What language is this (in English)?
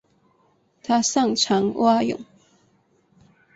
Chinese